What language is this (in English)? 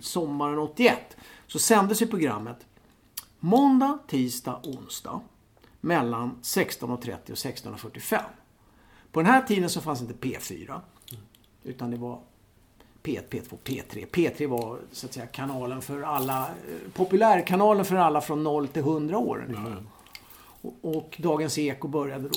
Swedish